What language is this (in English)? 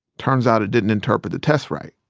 English